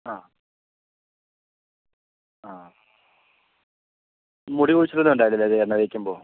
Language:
Malayalam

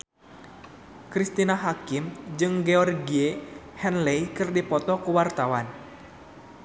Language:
Sundanese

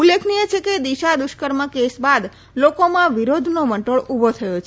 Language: Gujarati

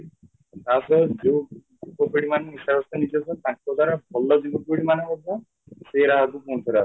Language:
Odia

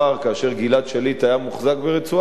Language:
Hebrew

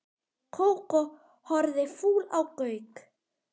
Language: Icelandic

